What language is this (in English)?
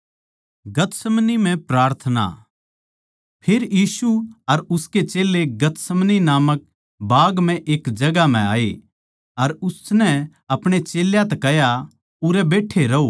Haryanvi